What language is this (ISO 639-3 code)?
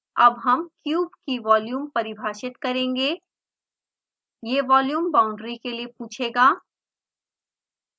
hin